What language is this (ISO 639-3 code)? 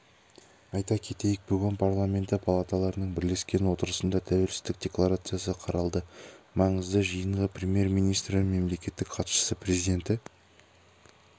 kaz